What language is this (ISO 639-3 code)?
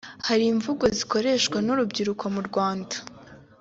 kin